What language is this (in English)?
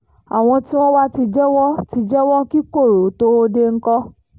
Yoruba